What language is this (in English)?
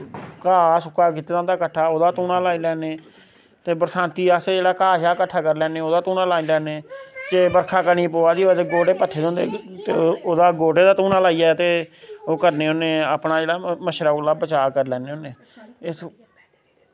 Dogri